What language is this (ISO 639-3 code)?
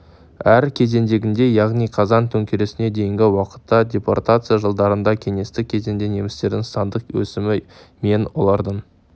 kaz